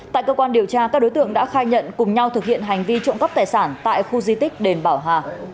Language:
Vietnamese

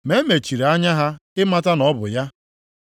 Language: Igbo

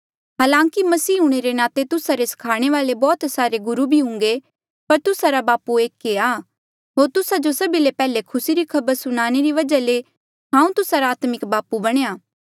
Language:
Mandeali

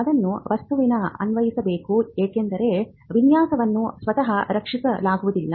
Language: Kannada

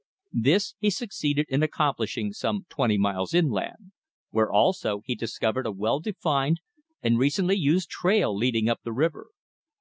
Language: English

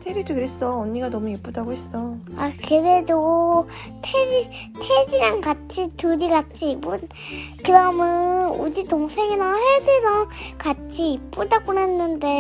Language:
Korean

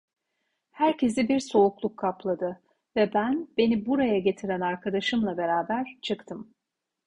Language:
Turkish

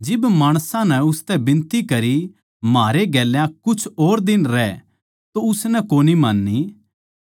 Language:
Haryanvi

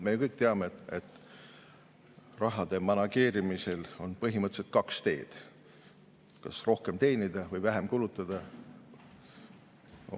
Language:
Estonian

